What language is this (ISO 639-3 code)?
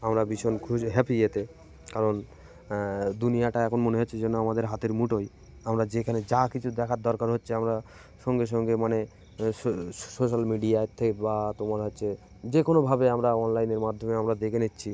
ben